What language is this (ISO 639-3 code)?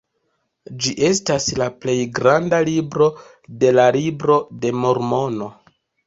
epo